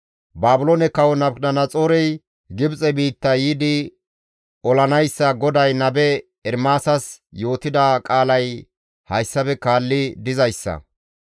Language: Gamo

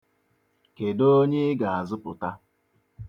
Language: Igbo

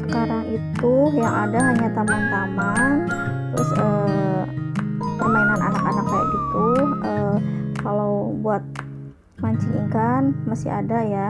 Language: Indonesian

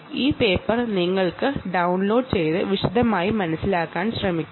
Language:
Malayalam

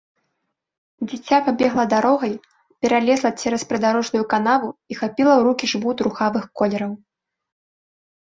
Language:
Belarusian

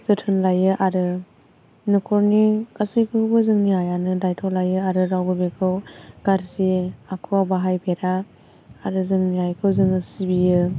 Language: Bodo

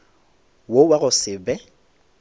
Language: Northern Sotho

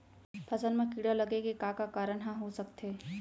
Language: Chhattisgarhi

